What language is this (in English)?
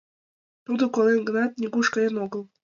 Mari